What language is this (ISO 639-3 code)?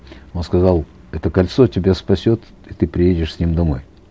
kaz